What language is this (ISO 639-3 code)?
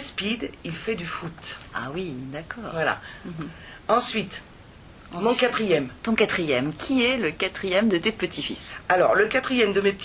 fra